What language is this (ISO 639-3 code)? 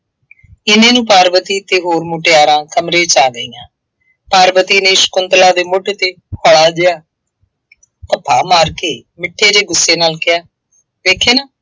pan